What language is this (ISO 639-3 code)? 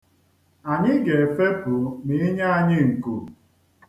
ibo